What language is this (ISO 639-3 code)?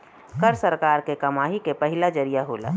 bho